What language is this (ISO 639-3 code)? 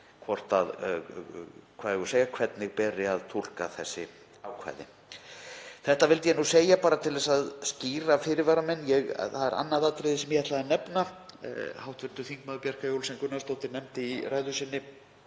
isl